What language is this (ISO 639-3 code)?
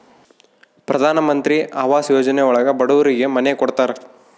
kan